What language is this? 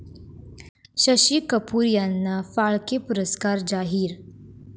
Marathi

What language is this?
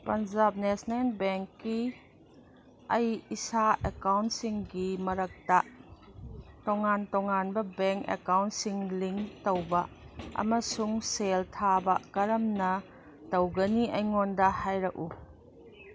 Manipuri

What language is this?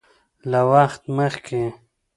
Pashto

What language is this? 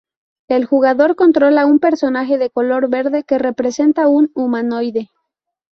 Spanish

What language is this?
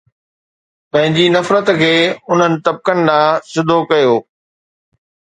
Sindhi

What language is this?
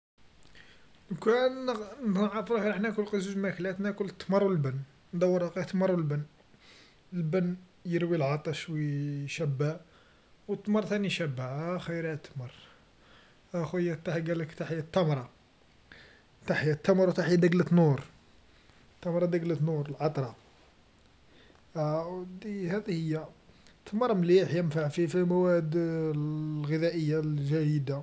Algerian Arabic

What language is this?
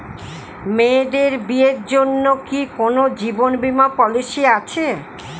Bangla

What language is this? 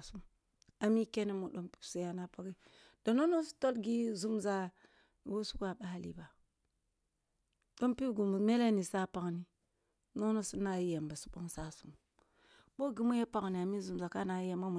Kulung (Nigeria)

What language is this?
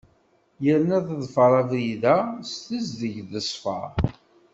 Kabyle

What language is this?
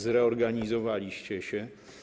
Polish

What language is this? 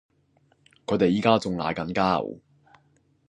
Cantonese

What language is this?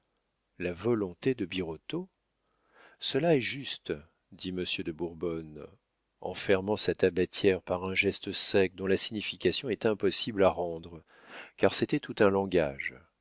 French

